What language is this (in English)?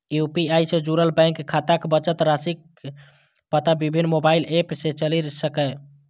Maithili